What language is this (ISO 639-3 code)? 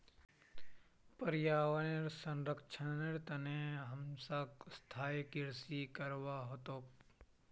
mag